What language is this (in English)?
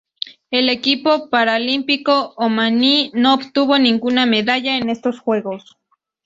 Spanish